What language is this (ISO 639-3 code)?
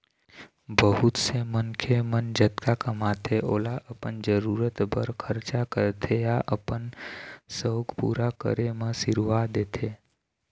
hne